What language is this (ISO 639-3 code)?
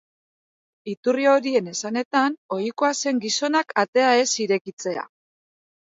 eus